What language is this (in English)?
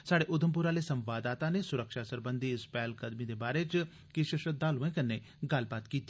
Dogri